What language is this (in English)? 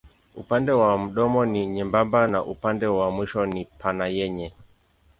Swahili